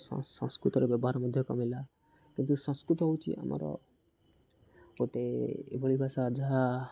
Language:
Odia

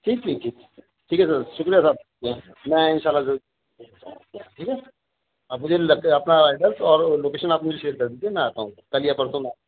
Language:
Urdu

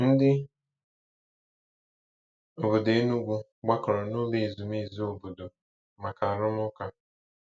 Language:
Igbo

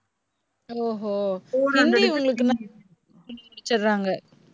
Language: Tamil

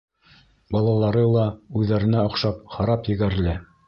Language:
Bashkir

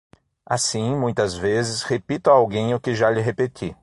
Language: Portuguese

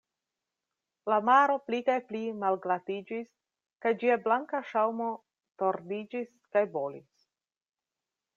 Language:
Esperanto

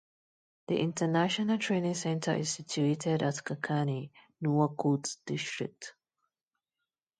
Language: English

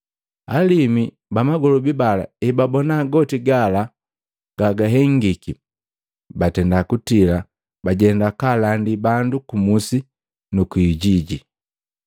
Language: Matengo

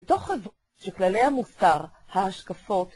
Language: Hebrew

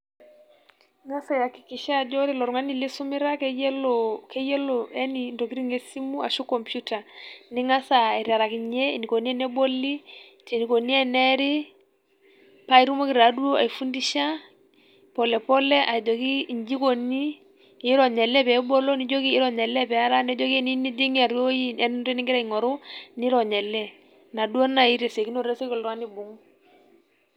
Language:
Masai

